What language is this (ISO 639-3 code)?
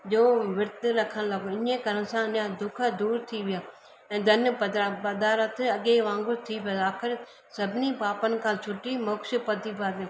snd